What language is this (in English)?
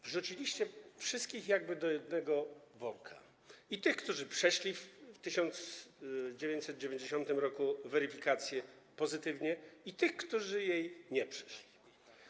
Polish